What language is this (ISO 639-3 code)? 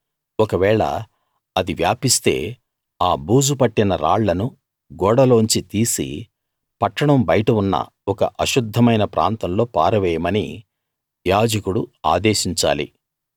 tel